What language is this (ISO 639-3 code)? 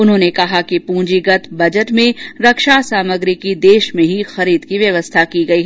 hin